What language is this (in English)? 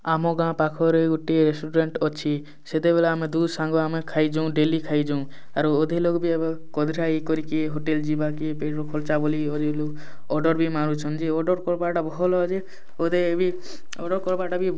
Odia